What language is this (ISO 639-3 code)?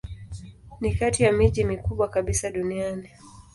swa